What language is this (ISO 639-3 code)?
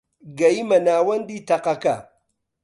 ckb